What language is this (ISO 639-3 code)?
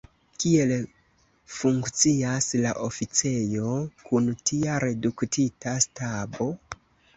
epo